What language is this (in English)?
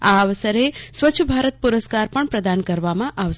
Gujarati